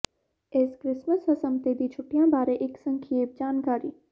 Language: Punjabi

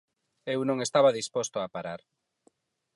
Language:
Galician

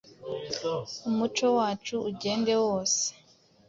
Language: Kinyarwanda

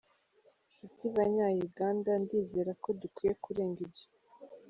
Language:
Kinyarwanda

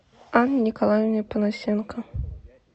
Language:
Russian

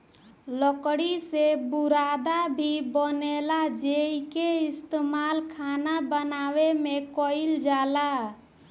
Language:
Bhojpuri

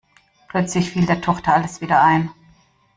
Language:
German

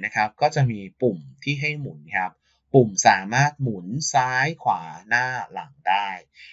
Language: Thai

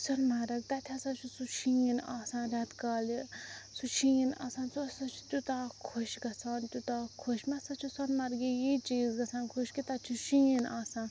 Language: Kashmiri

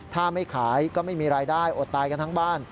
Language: Thai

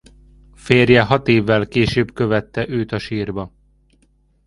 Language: Hungarian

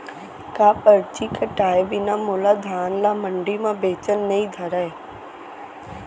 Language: Chhattisgarhi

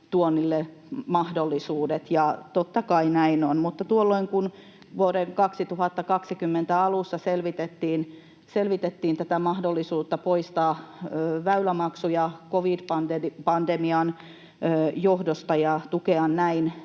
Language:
Finnish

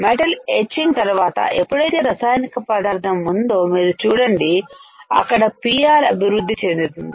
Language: Telugu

